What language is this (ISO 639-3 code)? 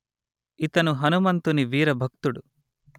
tel